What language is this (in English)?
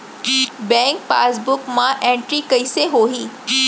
Chhattisgarhi